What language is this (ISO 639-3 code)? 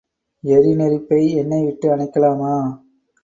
tam